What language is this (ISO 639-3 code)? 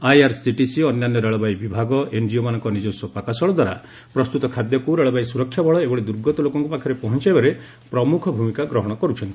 ori